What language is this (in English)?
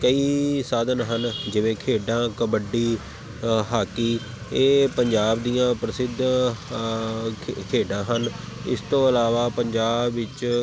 Punjabi